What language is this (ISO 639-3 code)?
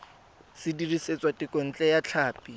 tsn